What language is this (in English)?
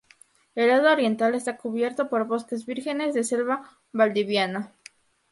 Spanish